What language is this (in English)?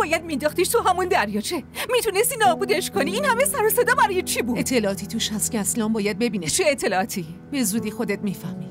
Persian